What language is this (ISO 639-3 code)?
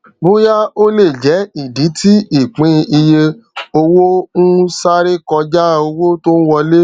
yor